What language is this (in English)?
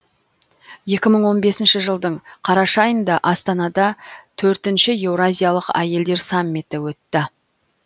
Kazakh